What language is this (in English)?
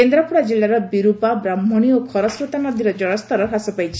Odia